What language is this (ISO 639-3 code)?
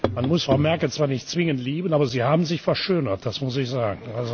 deu